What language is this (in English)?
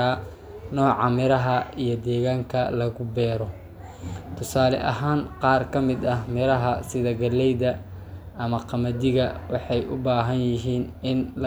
Somali